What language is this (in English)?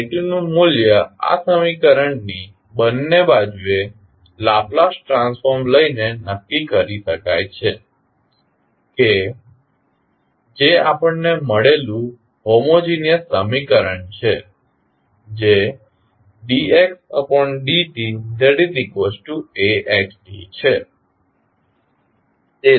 Gujarati